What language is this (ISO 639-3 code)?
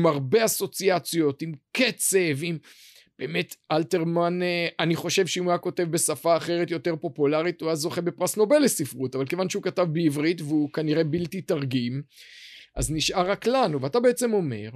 heb